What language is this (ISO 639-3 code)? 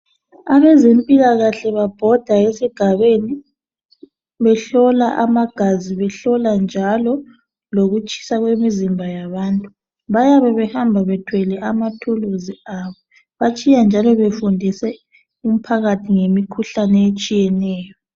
nde